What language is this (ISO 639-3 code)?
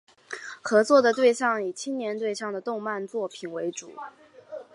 zho